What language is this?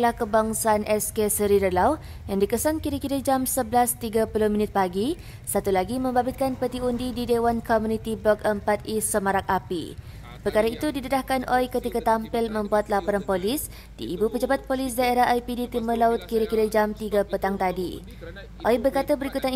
Malay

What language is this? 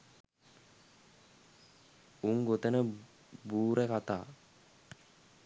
Sinhala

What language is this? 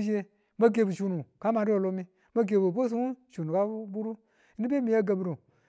Tula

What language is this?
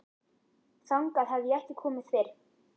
Icelandic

